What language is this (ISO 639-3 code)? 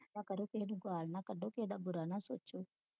pan